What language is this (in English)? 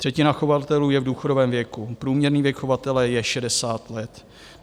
Czech